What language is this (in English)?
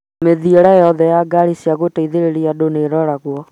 Kikuyu